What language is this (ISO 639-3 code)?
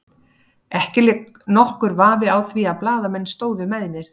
isl